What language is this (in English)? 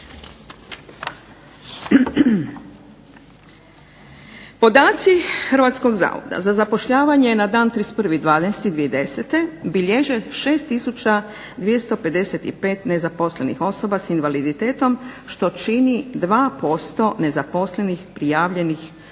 Croatian